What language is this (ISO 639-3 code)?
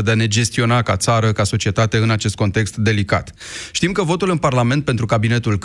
ron